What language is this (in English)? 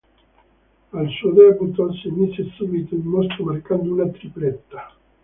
Italian